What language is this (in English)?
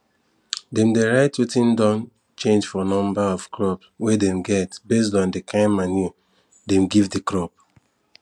Nigerian Pidgin